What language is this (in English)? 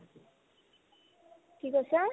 Assamese